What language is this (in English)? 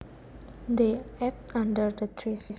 Javanese